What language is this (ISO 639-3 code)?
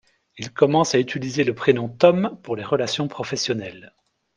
fra